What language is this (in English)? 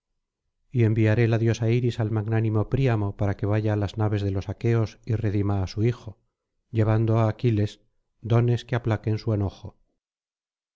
Spanish